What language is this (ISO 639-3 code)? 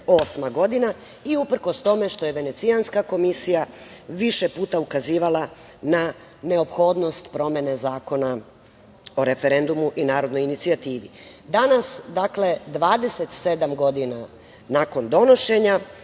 srp